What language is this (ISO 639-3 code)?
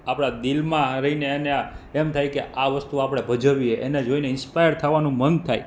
guj